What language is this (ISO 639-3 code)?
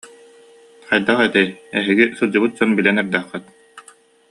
sah